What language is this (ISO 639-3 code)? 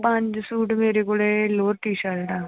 pan